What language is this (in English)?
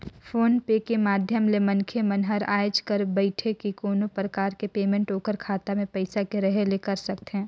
Chhattisgarhi